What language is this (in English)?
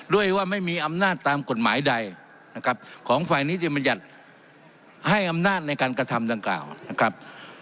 Thai